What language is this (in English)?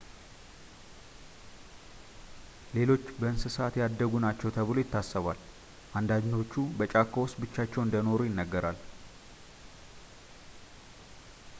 Amharic